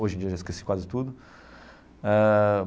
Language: Portuguese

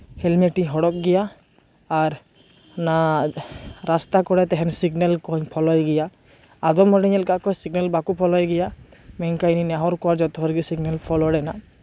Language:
Santali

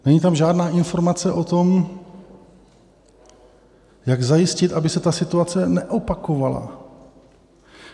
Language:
Czech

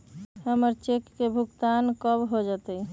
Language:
Magahi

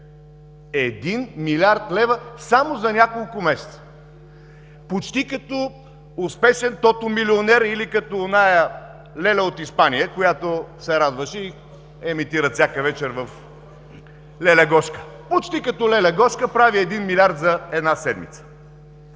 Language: Bulgarian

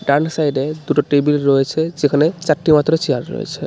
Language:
Bangla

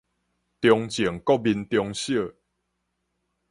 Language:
Min Nan Chinese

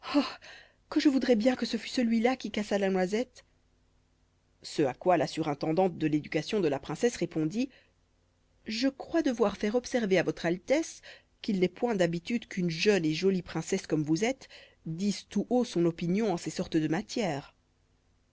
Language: French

